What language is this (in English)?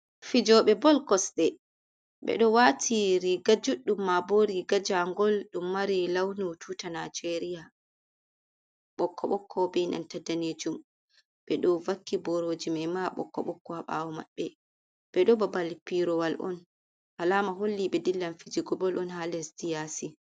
Fula